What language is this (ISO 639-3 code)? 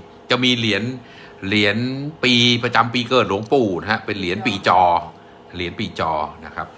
tha